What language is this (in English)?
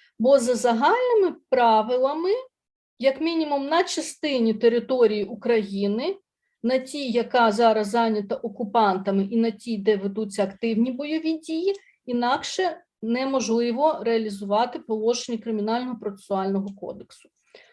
Ukrainian